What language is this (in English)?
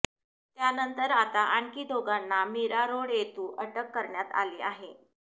Marathi